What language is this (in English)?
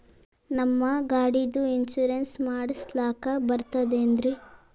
Kannada